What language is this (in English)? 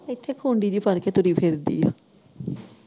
Punjabi